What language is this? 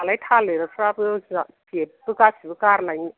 Bodo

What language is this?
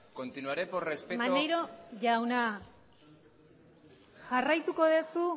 Basque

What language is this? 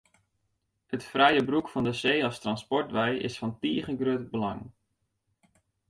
Western Frisian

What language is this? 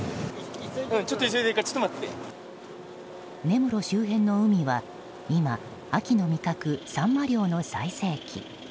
Japanese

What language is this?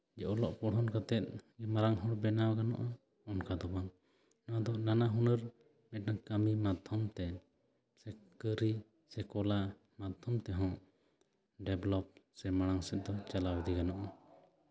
Santali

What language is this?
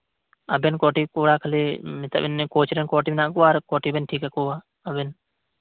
Santali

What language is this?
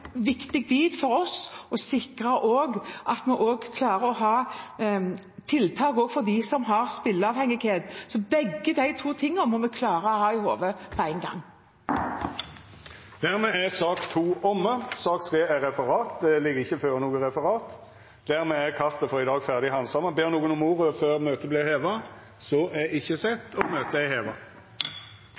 Norwegian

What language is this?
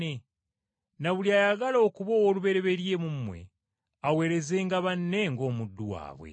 Ganda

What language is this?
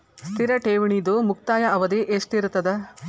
Kannada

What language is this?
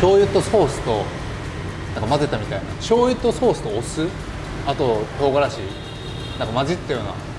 Japanese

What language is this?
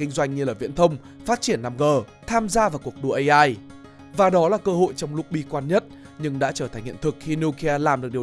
Vietnamese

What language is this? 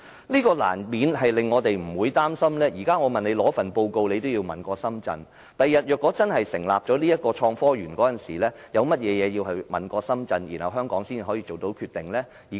Cantonese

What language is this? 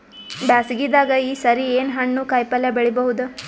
Kannada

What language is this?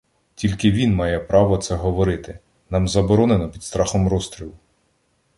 Ukrainian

